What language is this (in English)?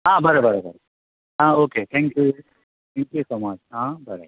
Konkani